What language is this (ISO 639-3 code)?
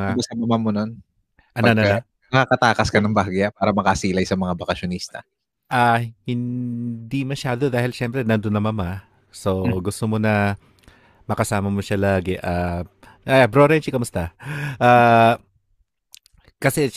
fil